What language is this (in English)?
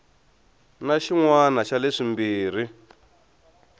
Tsonga